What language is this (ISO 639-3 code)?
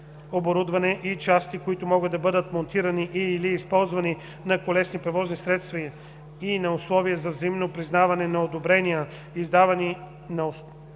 bul